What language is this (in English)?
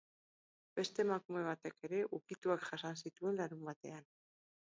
Basque